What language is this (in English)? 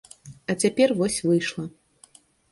Belarusian